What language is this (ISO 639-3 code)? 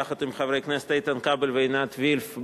heb